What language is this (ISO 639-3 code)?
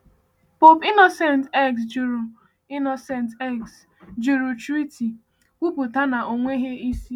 ibo